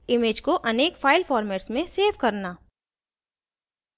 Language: Hindi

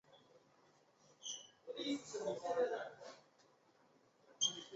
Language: Chinese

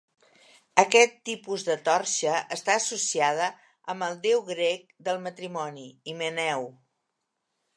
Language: Catalan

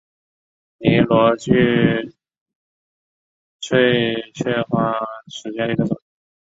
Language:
Chinese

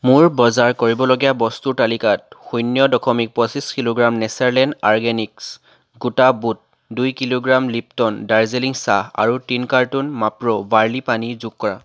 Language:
Assamese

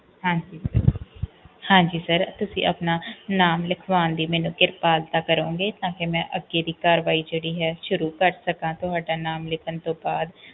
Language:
Punjabi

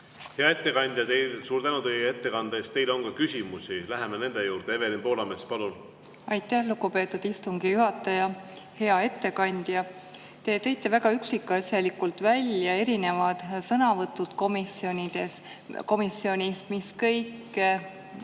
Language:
Estonian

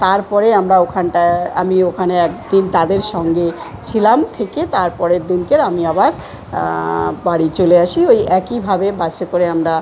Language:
Bangla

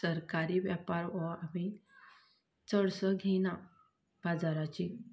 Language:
Konkani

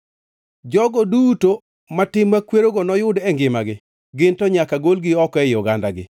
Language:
Luo (Kenya and Tanzania)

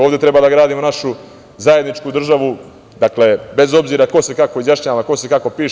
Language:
Serbian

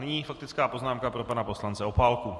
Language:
Czech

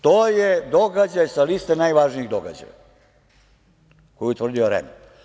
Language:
Serbian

